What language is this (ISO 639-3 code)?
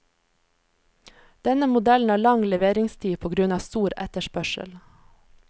nor